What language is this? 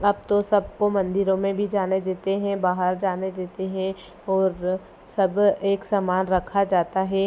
Hindi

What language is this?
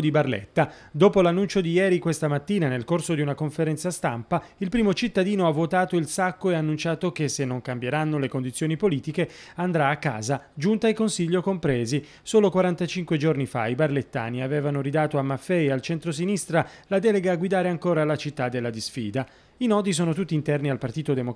Italian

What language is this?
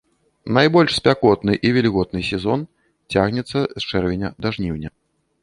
Belarusian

